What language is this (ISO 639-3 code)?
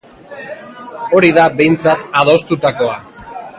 eus